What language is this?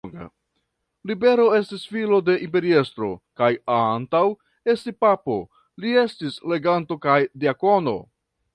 Esperanto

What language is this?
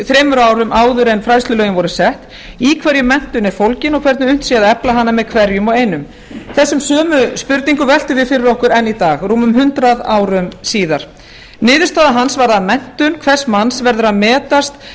Icelandic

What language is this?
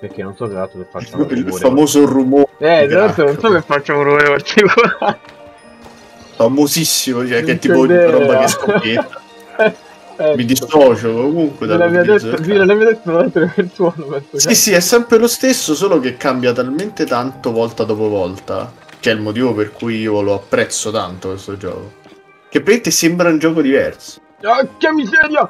Italian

